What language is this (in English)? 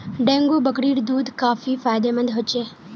Magahi